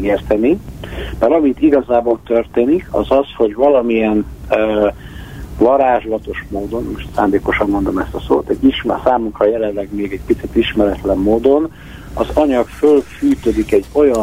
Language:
Hungarian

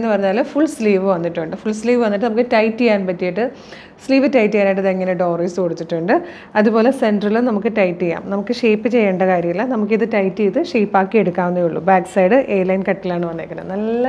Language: Malayalam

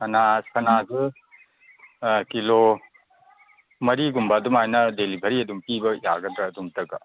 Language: Manipuri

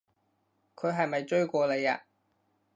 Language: Cantonese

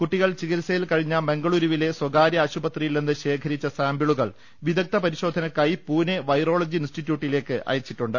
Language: Malayalam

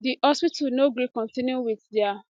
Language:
Nigerian Pidgin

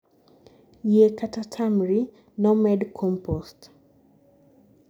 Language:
Luo (Kenya and Tanzania)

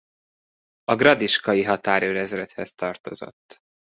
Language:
Hungarian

